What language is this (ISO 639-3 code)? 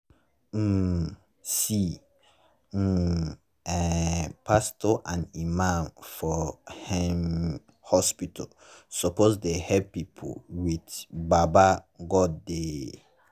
pcm